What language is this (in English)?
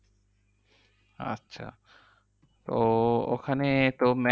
Bangla